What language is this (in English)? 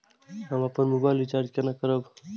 Maithili